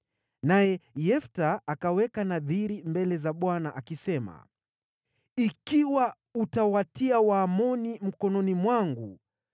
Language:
Swahili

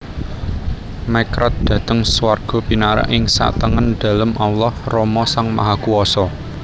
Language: Javanese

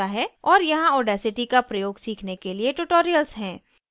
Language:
Hindi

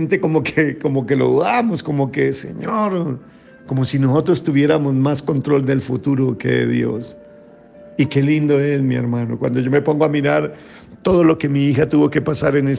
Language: Spanish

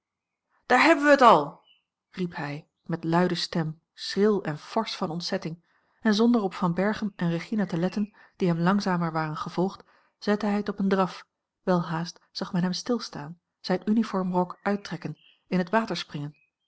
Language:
Dutch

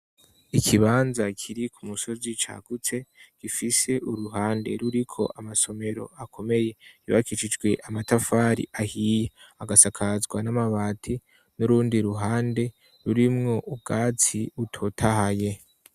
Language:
Rundi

